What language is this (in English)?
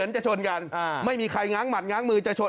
Thai